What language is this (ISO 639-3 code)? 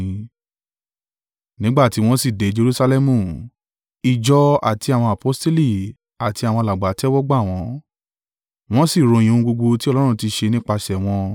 yor